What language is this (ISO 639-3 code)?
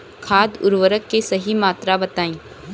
bho